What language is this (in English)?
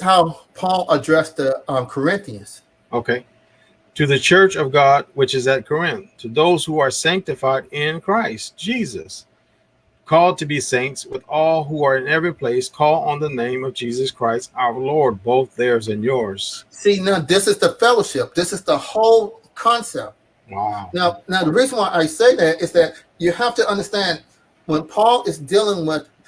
English